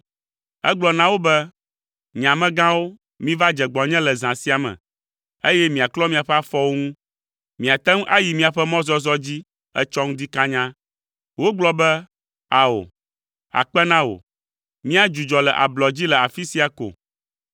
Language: Ewe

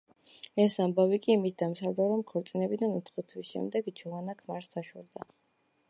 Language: Georgian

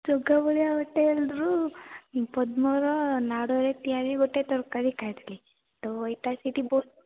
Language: Odia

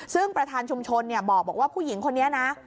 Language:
Thai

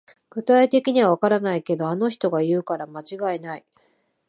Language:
Japanese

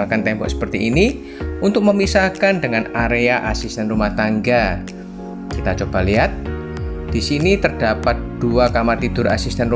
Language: Indonesian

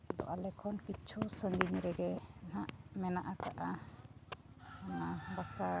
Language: Santali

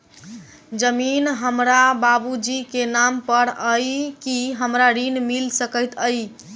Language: Maithili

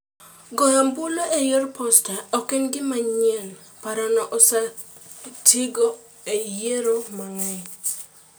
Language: Luo (Kenya and Tanzania)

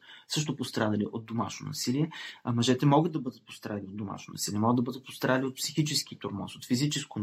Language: Bulgarian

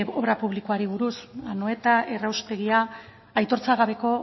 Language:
Basque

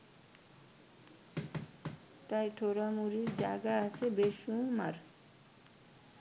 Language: Bangla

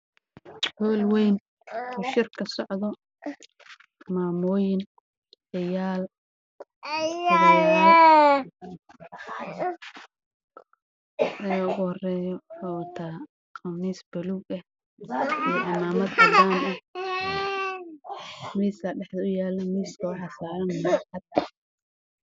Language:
Somali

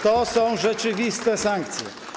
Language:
Polish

